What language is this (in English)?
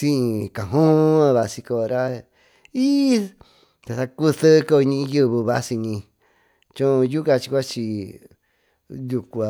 Tututepec Mixtec